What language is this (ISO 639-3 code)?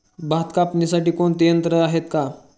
mar